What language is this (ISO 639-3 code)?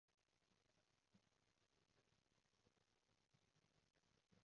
yue